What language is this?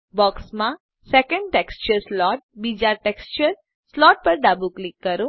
Gujarati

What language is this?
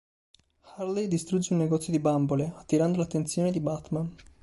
Italian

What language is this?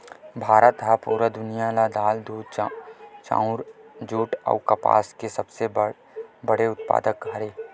Chhattisgarhi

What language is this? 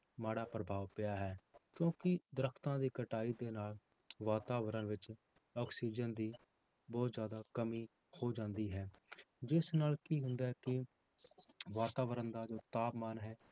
Punjabi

